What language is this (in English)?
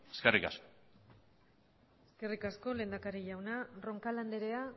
Basque